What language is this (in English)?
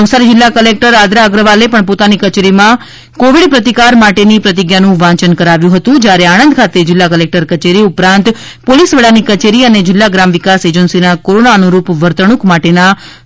Gujarati